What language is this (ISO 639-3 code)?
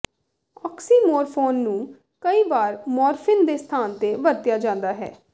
pan